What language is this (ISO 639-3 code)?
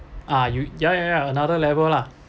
eng